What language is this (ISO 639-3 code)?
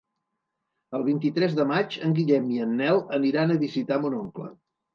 cat